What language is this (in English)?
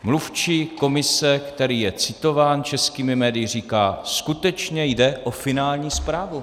Czech